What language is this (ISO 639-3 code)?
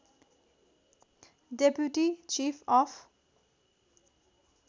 nep